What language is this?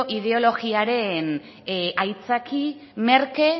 Basque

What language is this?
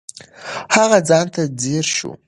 Pashto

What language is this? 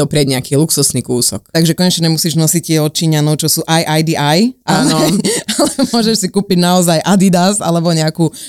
Slovak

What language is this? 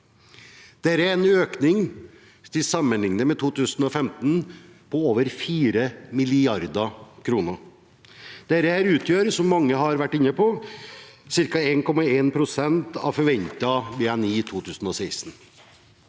Norwegian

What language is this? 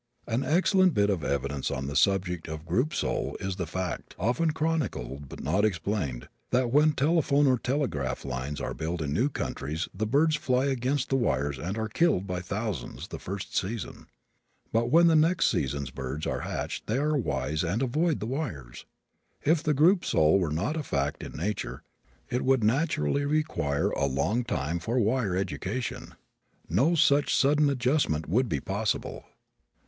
English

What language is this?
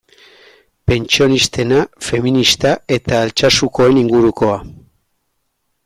Basque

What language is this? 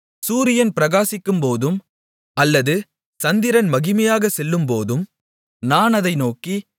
Tamil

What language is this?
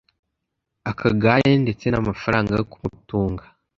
Kinyarwanda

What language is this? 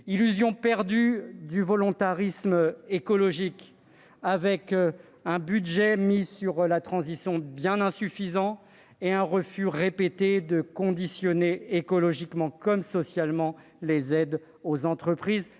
French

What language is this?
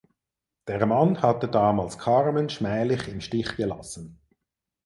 German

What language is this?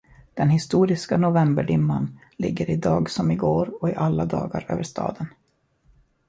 Swedish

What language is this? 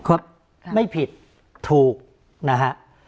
Thai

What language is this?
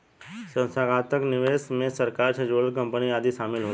Bhojpuri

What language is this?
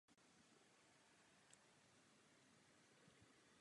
Czech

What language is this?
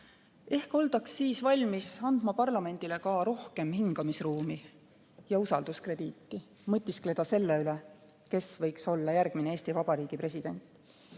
Estonian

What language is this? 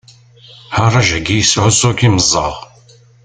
Kabyle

